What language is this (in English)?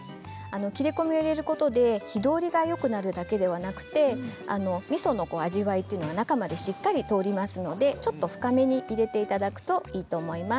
Japanese